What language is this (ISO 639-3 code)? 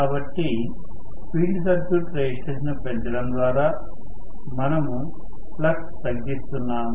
tel